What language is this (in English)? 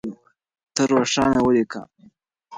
Pashto